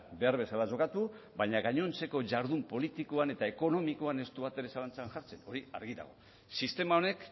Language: Basque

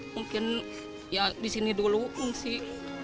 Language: Indonesian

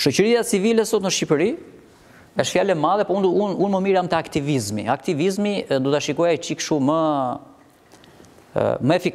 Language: Romanian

